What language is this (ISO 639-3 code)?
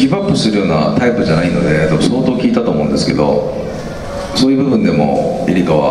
jpn